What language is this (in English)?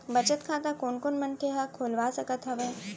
Chhattisgarhi